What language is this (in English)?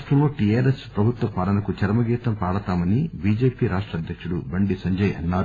Telugu